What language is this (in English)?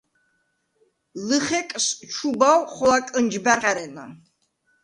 Svan